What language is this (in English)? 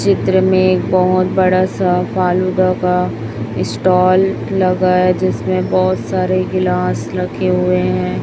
Hindi